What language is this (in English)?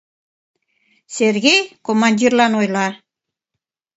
Mari